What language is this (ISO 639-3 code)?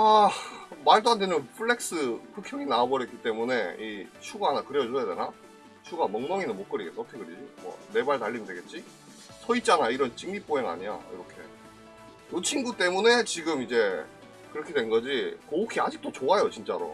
kor